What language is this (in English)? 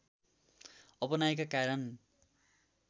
Nepali